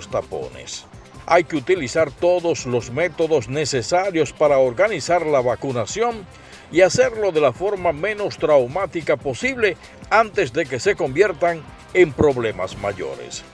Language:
Spanish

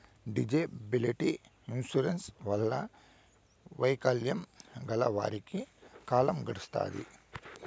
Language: Telugu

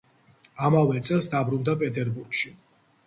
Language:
Georgian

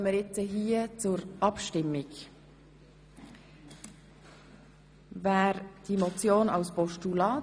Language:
Swiss German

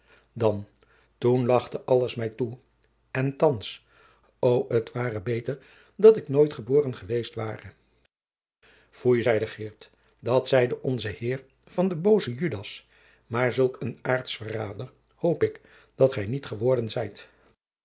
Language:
Dutch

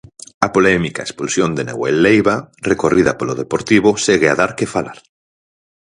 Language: Galician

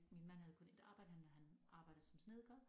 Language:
Danish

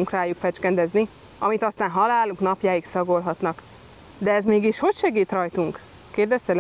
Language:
Hungarian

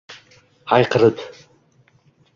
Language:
Uzbek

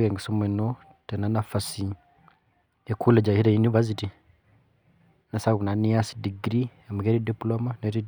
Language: Masai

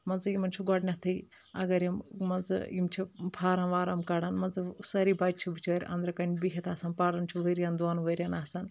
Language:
Kashmiri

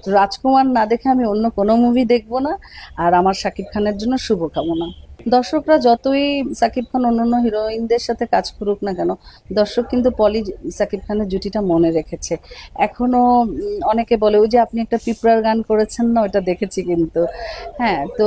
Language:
Romanian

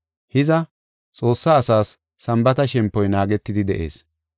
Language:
Gofa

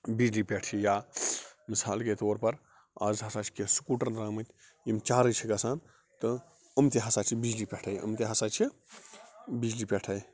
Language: Kashmiri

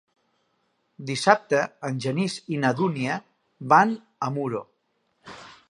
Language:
Catalan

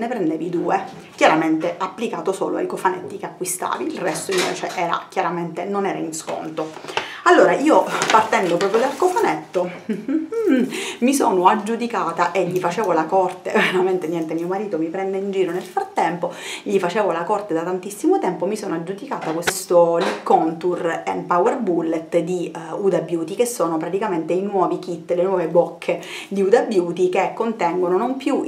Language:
Italian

